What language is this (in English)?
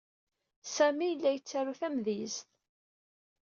Kabyle